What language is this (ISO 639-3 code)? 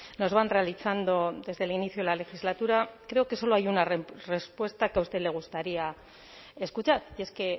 spa